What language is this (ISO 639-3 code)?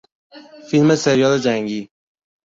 fas